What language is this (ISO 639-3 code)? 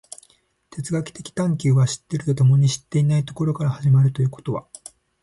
jpn